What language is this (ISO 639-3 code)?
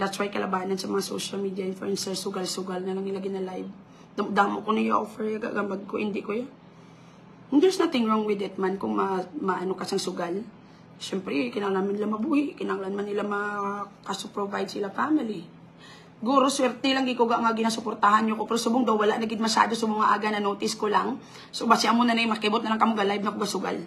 fil